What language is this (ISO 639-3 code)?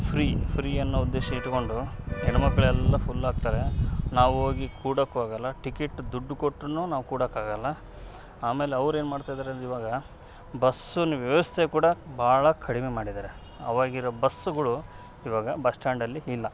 kan